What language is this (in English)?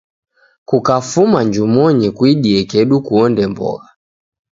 Taita